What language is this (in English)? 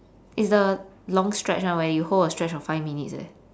English